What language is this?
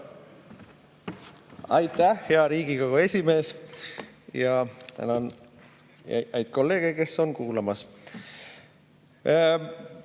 Estonian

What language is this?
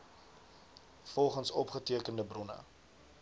Afrikaans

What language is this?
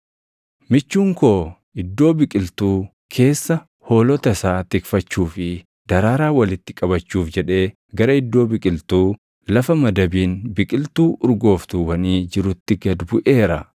Oromo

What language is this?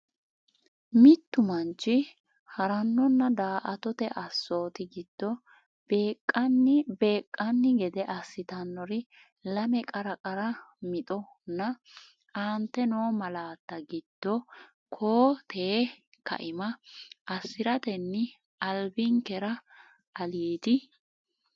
Sidamo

